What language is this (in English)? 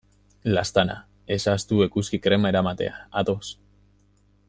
Basque